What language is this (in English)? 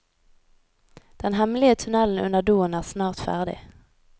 Norwegian